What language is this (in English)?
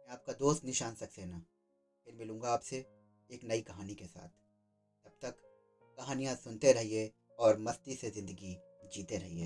Hindi